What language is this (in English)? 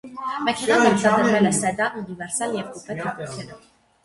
Armenian